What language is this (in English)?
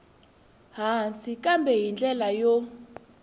Tsonga